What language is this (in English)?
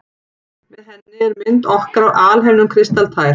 Icelandic